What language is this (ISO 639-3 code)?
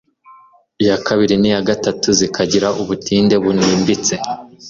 kin